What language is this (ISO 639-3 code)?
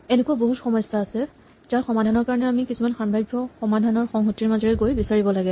asm